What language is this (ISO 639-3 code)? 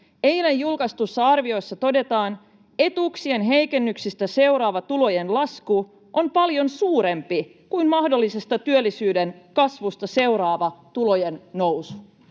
fin